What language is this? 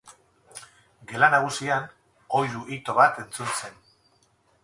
Basque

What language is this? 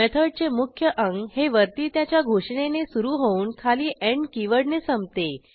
Marathi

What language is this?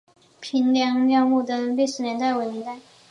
Chinese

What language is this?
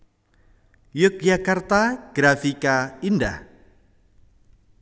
Javanese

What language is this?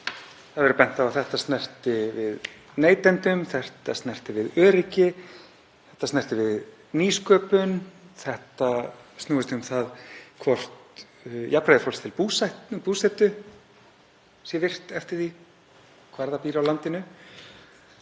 Icelandic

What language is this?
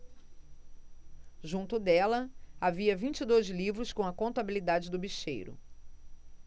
Portuguese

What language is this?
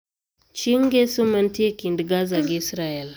Luo (Kenya and Tanzania)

